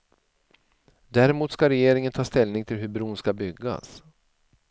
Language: Swedish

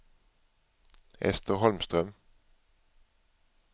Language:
Swedish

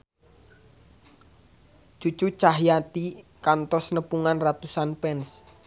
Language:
Sundanese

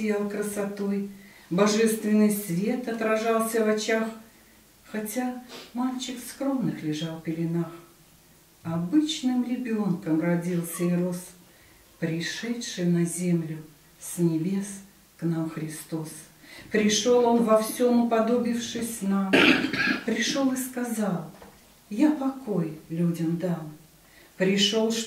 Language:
Russian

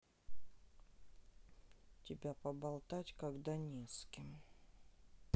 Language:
Russian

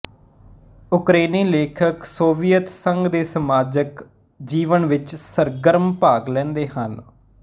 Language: Punjabi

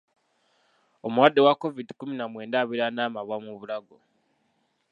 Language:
Ganda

